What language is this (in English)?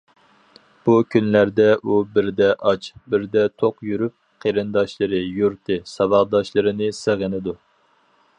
Uyghur